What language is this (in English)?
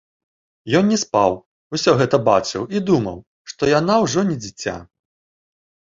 Belarusian